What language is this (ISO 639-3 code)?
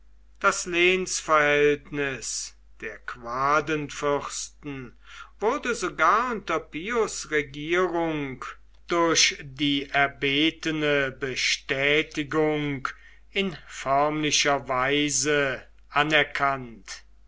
deu